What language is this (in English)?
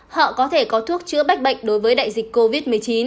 Vietnamese